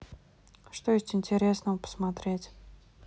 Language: Russian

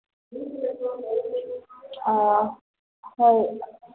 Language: Manipuri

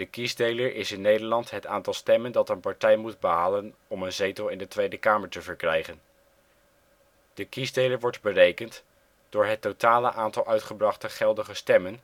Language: Dutch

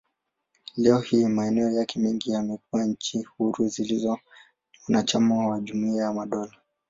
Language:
Swahili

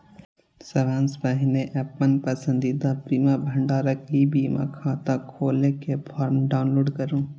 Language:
Maithili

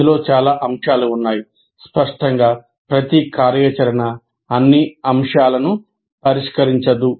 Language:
Telugu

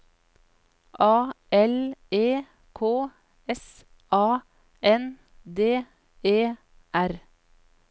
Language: Norwegian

